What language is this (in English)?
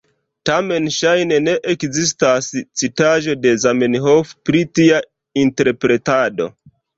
Esperanto